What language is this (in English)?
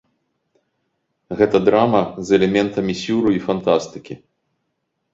Belarusian